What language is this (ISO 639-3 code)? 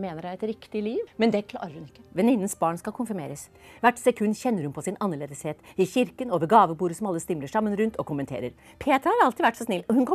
nor